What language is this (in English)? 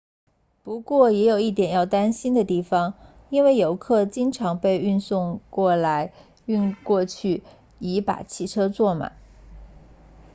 Chinese